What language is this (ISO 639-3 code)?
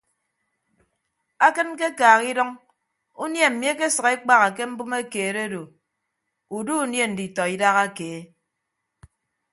ibb